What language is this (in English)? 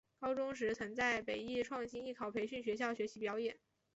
Chinese